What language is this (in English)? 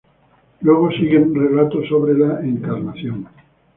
Spanish